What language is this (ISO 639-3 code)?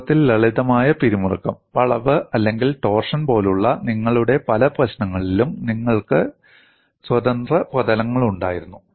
mal